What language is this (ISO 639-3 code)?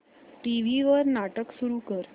mar